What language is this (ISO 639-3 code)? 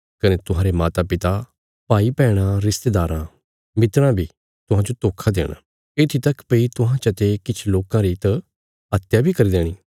kfs